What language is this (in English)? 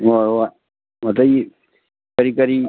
Manipuri